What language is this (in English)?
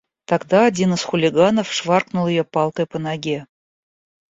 Russian